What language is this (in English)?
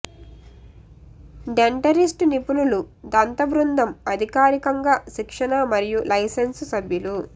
Telugu